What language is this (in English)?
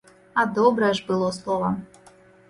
Belarusian